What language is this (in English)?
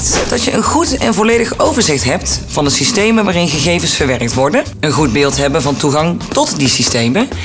Dutch